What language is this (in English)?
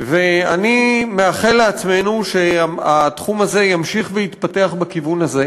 Hebrew